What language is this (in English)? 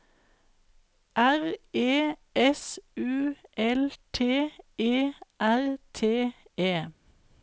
Norwegian